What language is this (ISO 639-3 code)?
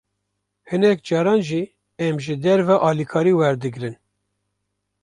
kur